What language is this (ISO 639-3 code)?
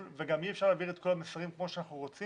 heb